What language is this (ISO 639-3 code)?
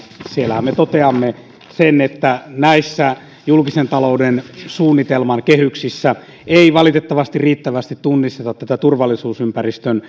fin